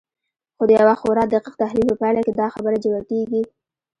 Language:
Pashto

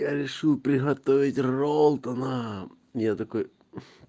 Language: Russian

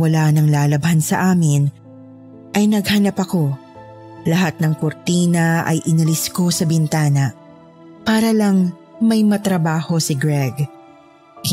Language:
Filipino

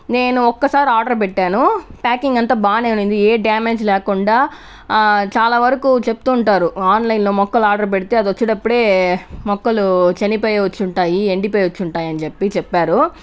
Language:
Telugu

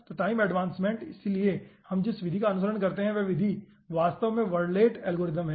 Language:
Hindi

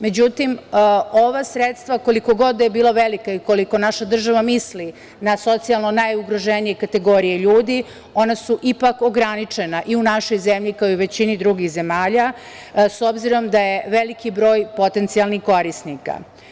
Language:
Serbian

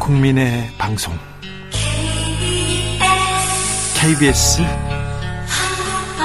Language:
Korean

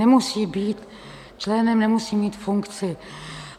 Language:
Czech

